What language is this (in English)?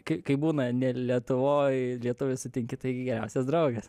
Lithuanian